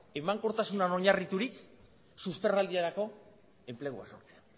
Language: Basque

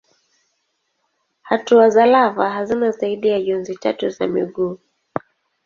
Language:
Swahili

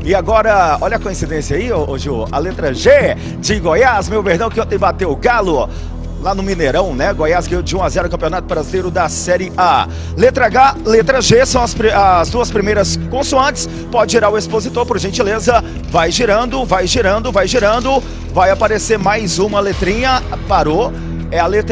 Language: Portuguese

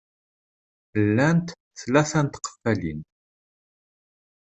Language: Kabyle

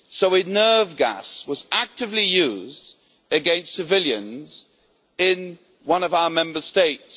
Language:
English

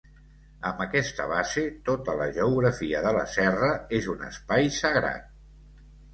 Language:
Catalan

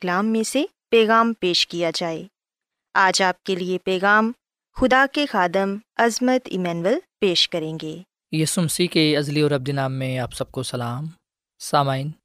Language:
Urdu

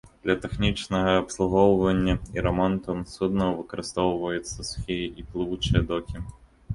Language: Belarusian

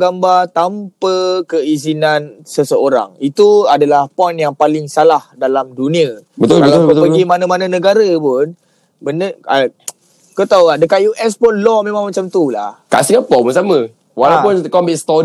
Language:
Malay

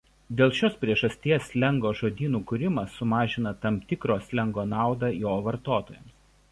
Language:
Lithuanian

